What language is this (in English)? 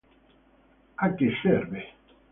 Italian